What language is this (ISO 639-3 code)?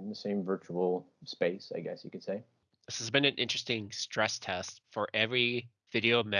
eng